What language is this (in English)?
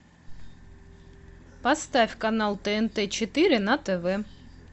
Russian